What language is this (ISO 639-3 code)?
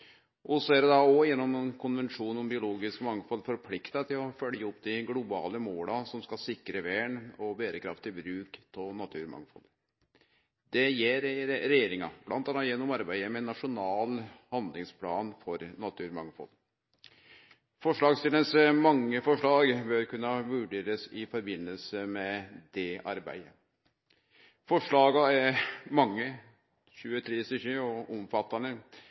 nno